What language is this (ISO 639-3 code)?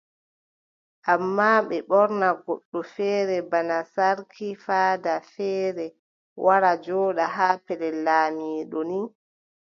fub